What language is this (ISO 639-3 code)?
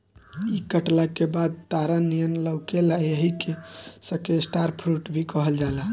bho